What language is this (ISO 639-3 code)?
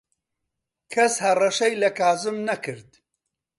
ckb